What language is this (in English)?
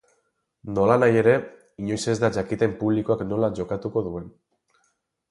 Basque